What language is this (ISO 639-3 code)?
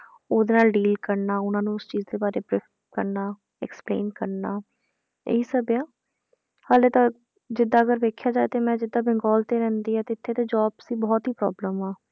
pan